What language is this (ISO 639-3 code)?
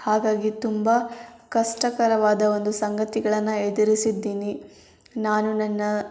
kan